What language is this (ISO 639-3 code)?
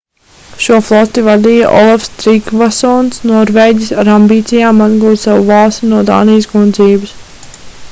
lav